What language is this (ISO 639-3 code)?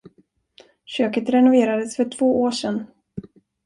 swe